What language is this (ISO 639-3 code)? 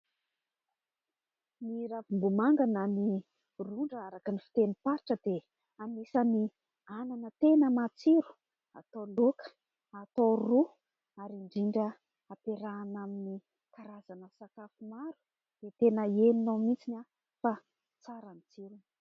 mlg